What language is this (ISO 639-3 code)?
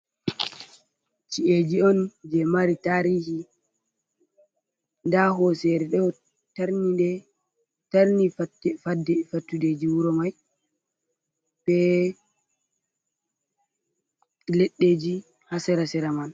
ful